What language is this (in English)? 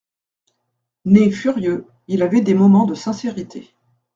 French